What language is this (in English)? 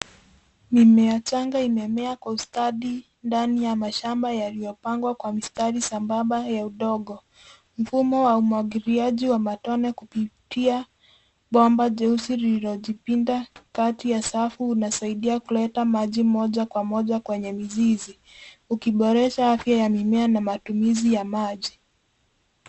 Swahili